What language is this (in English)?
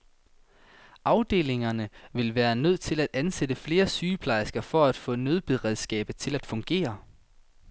Danish